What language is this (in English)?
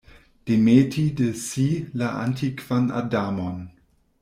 Esperanto